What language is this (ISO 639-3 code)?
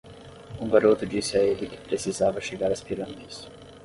por